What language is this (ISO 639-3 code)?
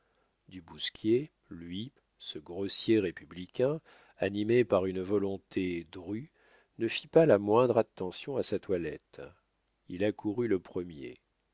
fra